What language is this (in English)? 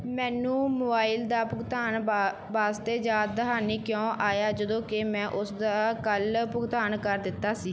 Punjabi